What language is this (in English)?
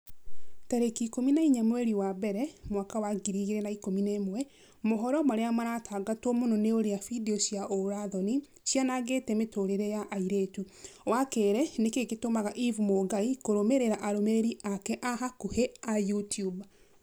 Kikuyu